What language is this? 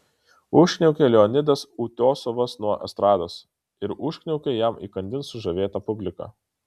Lithuanian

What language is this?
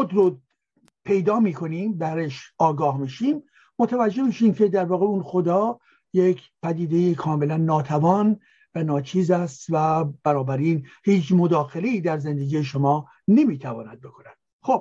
Persian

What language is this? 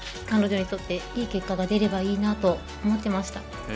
Japanese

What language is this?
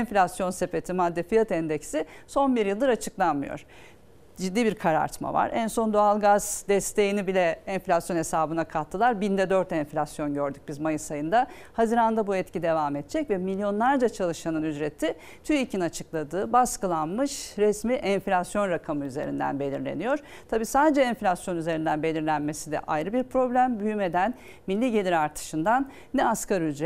Turkish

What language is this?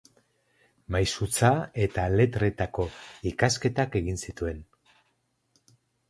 Basque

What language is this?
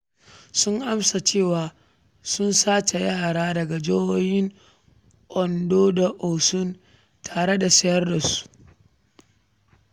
Hausa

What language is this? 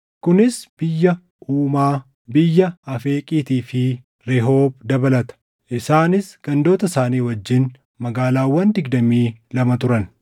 Oromo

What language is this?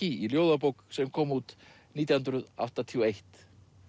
Icelandic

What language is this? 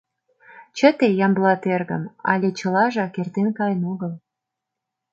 Mari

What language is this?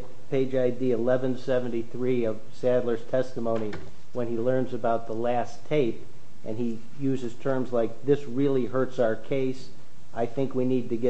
English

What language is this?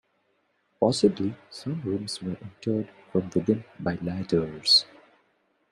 English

